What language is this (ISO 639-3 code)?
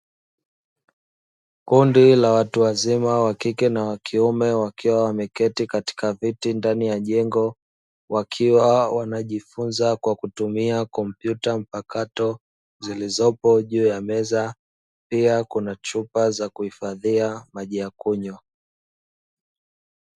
swa